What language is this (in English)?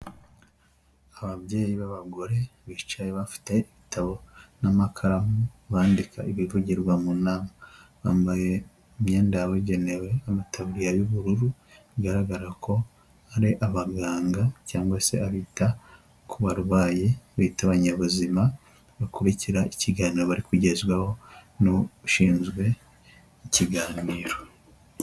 Kinyarwanda